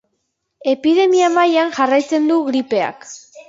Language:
Basque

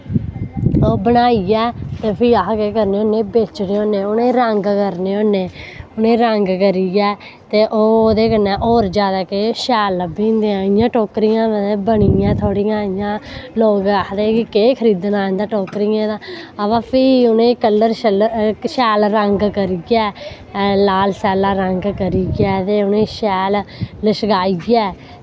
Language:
Dogri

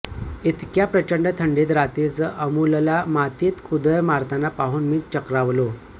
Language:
Marathi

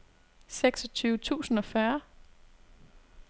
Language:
Danish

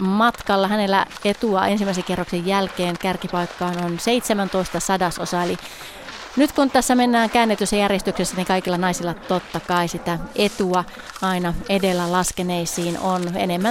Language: Finnish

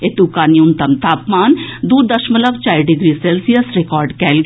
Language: Maithili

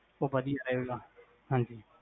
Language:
Punjabi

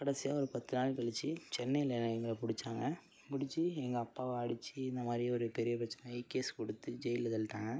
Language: Tamil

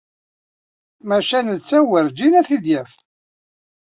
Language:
Kabyle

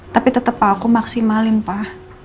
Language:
Indonesian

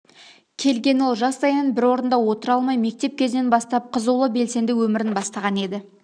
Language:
Kazakh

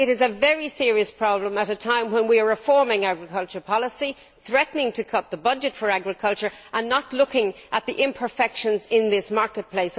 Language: English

